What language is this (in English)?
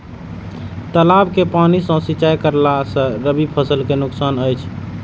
Maithili